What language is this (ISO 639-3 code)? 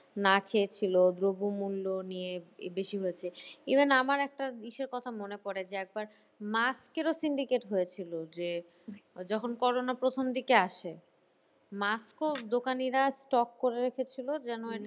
ben